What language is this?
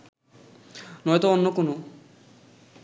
Bangla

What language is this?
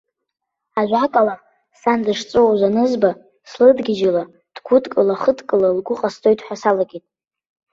Abkhazian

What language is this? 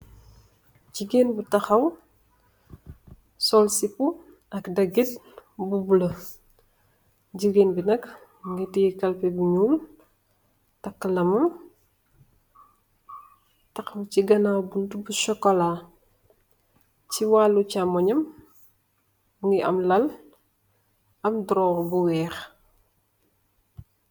Wolof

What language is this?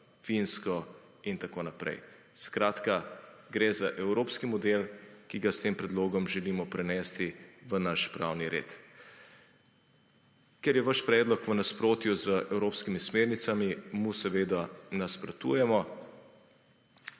Slovenian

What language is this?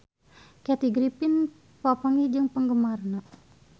Sundanese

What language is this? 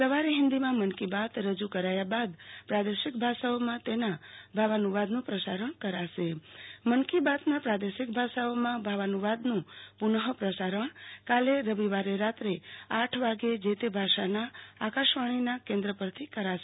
Gujarati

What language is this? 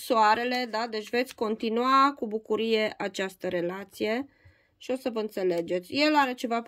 Romanian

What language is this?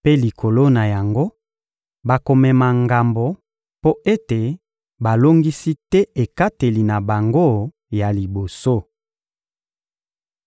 Lingala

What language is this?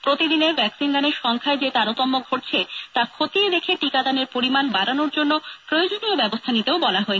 Bangla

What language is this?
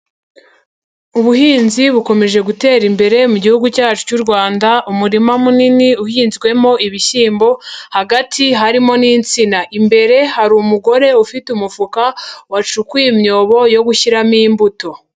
Kinyarwanda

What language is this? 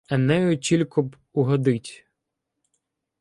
Ukrainian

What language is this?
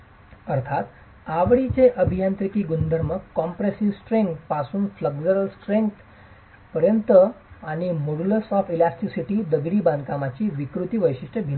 Marathi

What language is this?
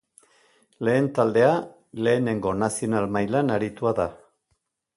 Basque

